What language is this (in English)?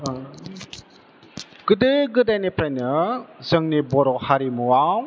Bodo